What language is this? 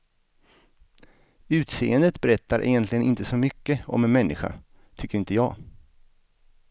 Swedish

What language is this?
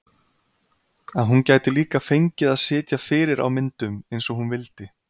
Icelandic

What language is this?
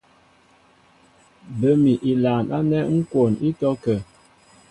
Mbo (Cameroon)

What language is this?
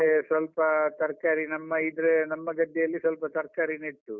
Kannada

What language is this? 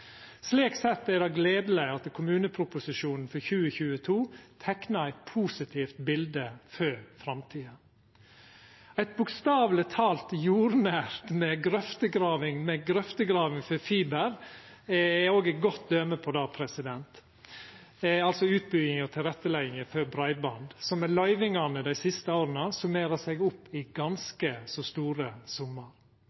Norwegian Nynorsk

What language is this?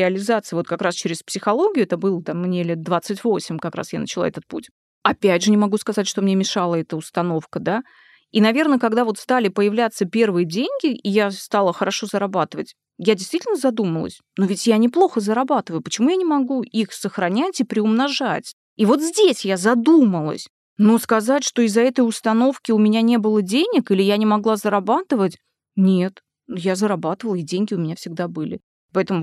Russian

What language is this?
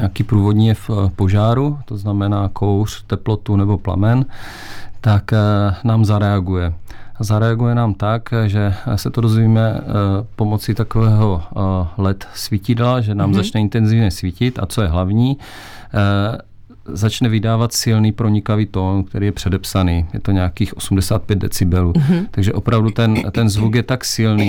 Czech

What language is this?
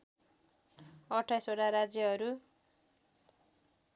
Nepali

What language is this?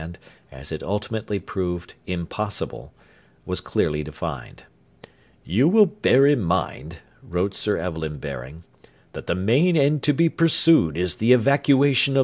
English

